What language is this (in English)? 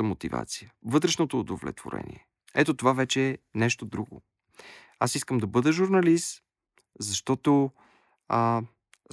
Bulgarian